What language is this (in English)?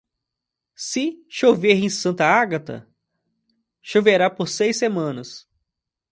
Portuguese